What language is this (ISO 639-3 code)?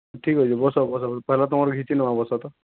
ori